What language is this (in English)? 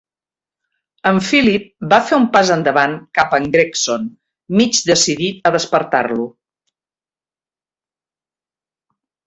Catalan